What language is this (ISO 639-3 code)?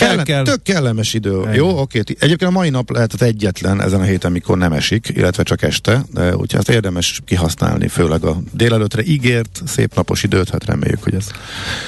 hun